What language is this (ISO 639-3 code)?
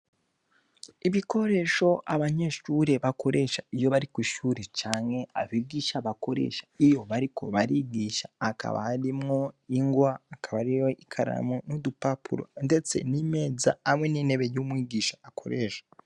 run